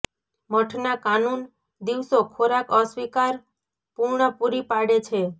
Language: Gujarati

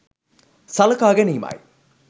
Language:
Sinhala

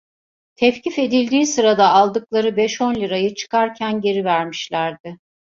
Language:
Turkish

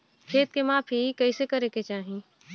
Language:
Bhojpuri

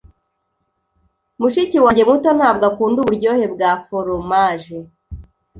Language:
Kinyarwanda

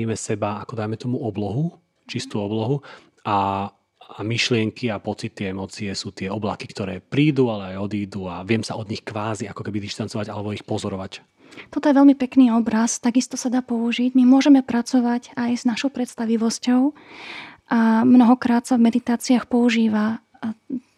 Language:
Slovak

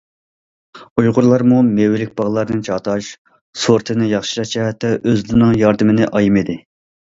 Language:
Uyghur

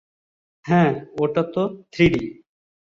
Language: Bangla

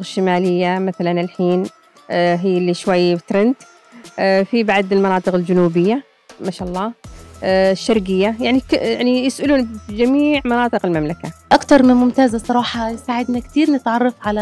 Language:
Arabic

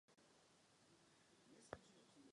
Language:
Czech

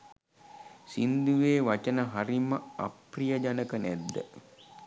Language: Sinhala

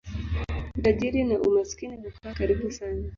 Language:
Swahili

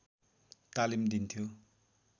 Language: Nepali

